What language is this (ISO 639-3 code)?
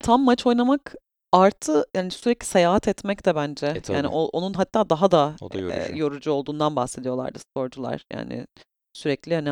tur